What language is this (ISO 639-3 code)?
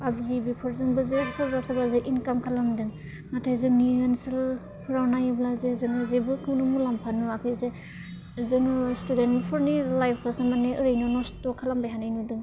brx